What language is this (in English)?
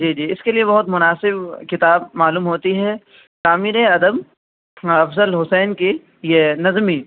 Urdu